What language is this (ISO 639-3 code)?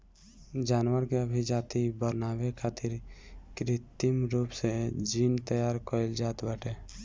bho